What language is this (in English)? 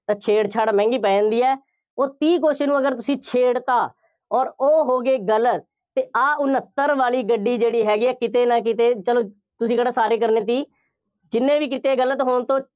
Punjabi